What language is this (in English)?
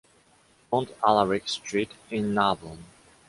English